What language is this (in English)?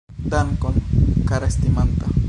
Esperanto